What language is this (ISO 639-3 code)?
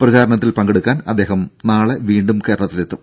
mal